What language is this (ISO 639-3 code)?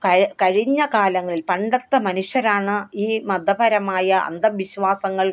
mal